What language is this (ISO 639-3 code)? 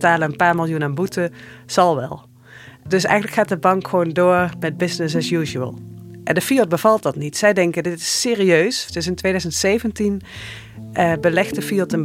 nld